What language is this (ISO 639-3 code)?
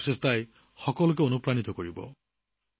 asm